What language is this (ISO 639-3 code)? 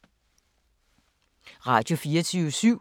dan